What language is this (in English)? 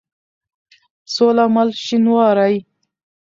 Pashto